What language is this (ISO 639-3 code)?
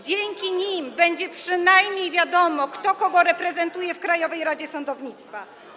pol